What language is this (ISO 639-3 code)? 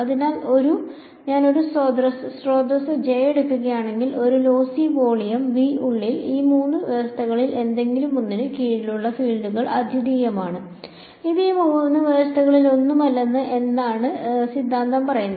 mal